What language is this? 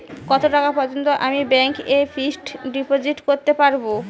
Bangla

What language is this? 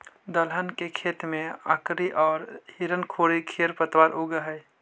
Magahi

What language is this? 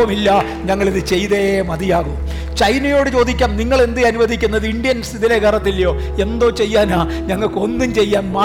Malayalam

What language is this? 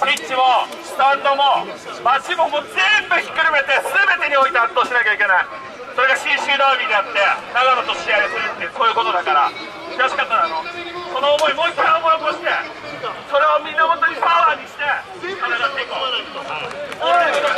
Japanese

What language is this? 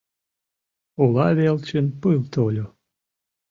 Mari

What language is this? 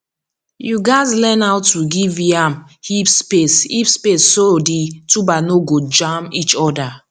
Nigerian Pidgin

